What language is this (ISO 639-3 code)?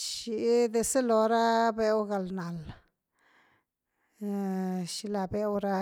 ztu